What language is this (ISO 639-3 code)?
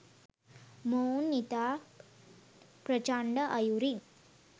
sin